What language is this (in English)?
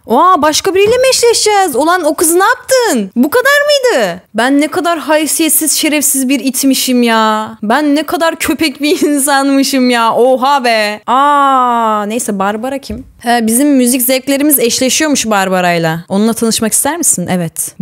Turkish